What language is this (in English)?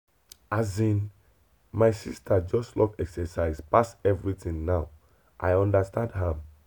Nigerian Pidgin